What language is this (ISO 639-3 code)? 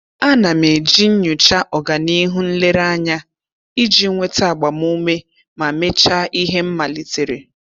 ibo